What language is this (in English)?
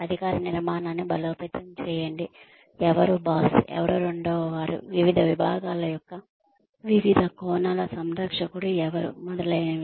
Telugu